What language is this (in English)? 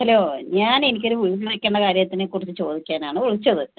Malayalam